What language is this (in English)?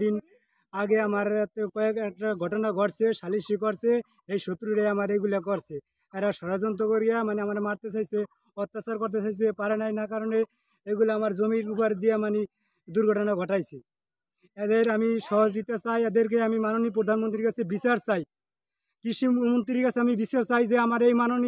Turkish